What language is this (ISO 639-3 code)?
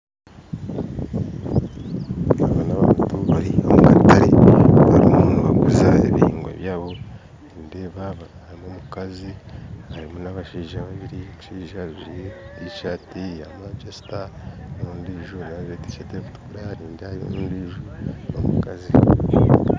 nyn